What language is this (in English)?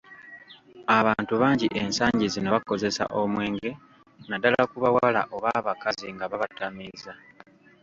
Ganda